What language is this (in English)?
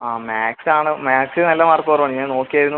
Malayalam